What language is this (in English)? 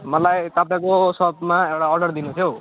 Nepali